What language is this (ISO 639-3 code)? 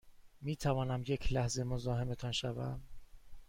fas